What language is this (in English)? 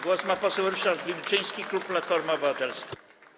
Polish